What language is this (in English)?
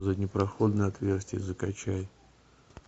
Russian